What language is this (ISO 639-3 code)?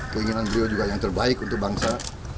ind